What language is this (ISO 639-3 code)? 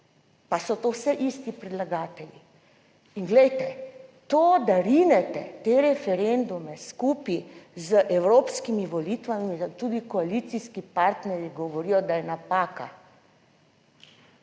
slv